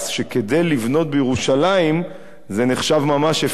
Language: Hebrew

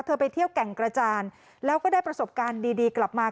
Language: Thai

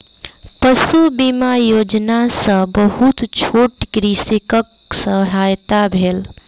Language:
Maithili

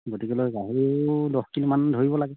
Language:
Assamese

